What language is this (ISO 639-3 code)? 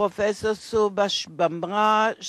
heb